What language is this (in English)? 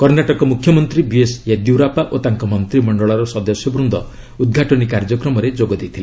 Odia